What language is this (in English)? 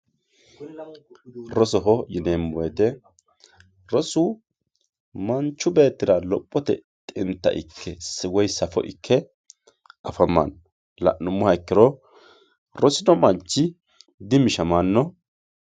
Sidamo